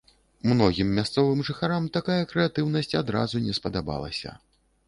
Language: Belarusian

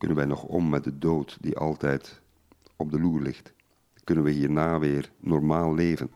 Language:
Dutch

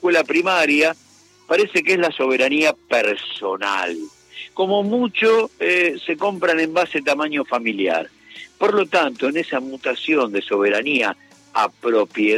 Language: Spanish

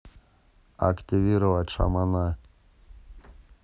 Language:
Russian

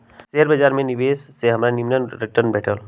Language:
Magahi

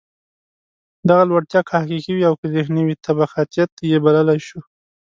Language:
Pashto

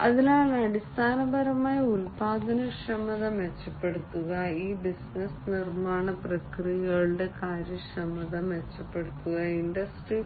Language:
Malayalam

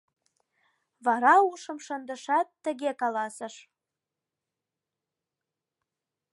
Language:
Mari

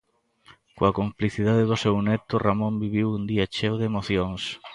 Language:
Galician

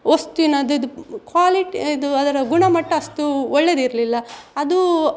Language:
Kannada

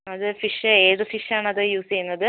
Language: Malayalam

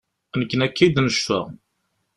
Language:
Kabyle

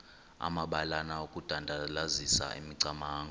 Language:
Xhosa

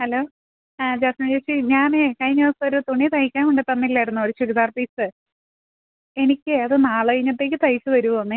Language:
Malayalam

